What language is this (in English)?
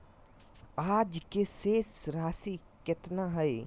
Magahi